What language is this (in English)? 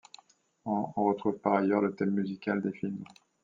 French